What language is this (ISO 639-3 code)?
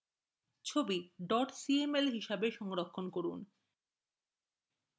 ben